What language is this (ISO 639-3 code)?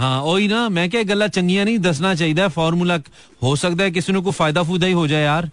hin